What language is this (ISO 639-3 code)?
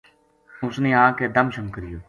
gju